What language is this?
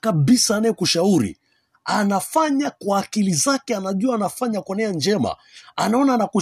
Swahili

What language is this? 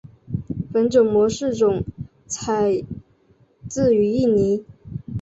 Chinese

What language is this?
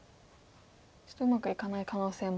Japanese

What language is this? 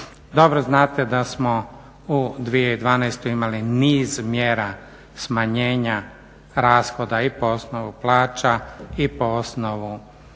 Croatian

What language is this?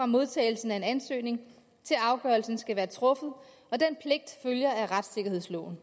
Danish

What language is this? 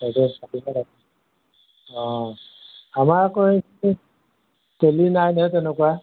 Assamese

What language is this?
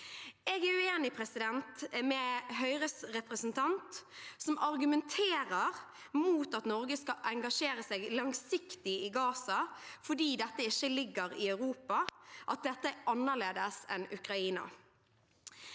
Norwegian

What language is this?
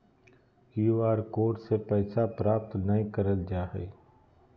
Magahi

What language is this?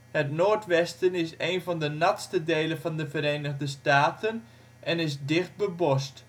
Dutch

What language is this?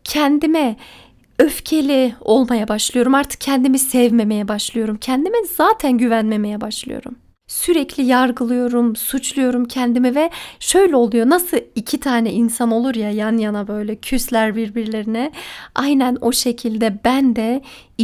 Turkish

